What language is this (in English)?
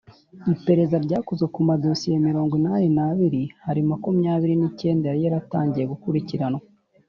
Kinyarwanda